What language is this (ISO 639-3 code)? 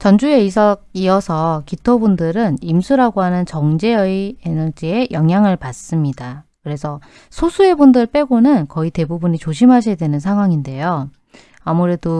kor